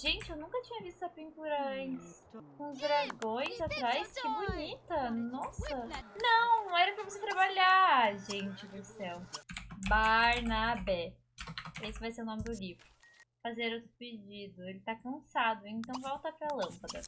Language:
Portuguese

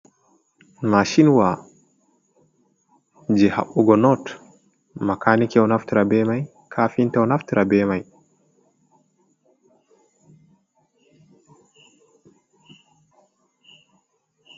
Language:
Fula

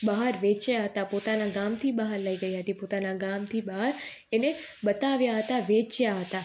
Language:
Gujarati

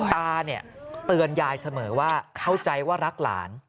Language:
Thai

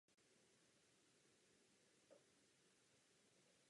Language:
Czech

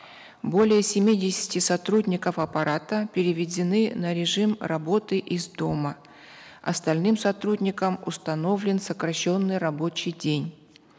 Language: Kazakh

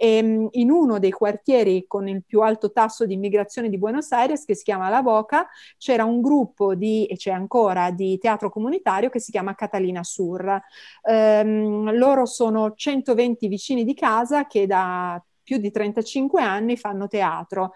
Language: Italian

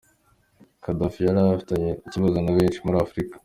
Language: Kinyarwanda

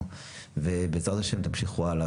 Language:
Hebrew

